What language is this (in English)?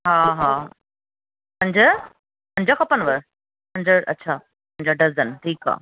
Sindhi